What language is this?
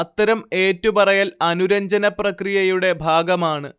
Malayalam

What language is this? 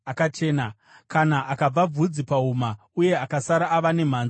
Shona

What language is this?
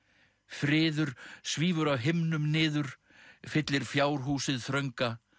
Icelandic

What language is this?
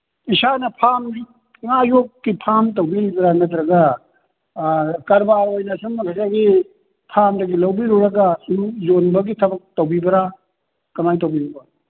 Manipuri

